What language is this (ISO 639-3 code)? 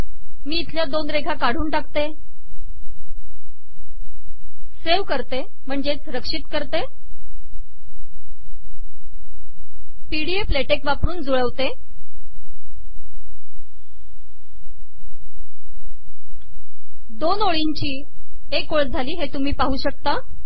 mar